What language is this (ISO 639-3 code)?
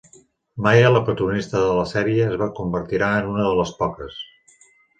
cat